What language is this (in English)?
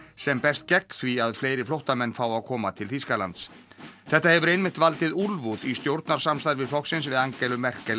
Icelandic